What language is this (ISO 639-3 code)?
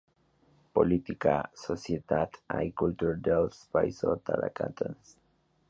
spa